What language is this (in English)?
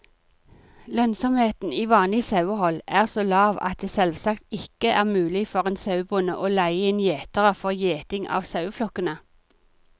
Norwegian